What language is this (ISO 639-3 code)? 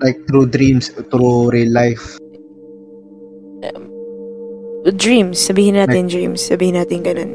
fil